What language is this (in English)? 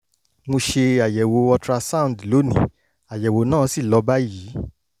Yoruba